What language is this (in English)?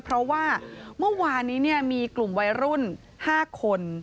Thai